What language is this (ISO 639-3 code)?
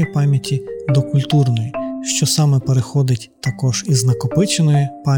ukr